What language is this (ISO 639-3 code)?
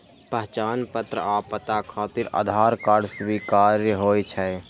mai